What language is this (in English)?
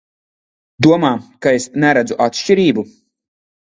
Latvian